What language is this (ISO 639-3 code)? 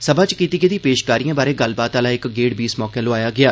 doi